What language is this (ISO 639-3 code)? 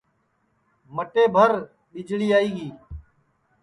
ssi